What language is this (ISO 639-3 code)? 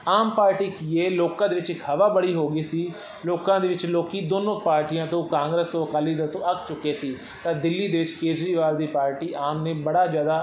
pan